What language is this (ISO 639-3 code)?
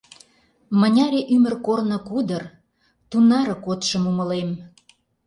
chm